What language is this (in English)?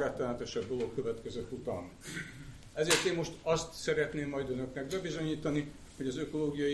Hungarian